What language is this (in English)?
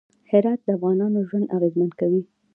Pashto